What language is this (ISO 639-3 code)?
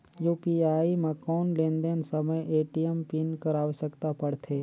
hne